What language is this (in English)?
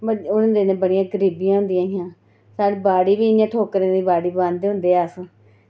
Dogri